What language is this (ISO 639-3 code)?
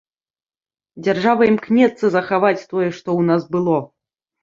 bel